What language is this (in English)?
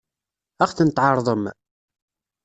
Kabyle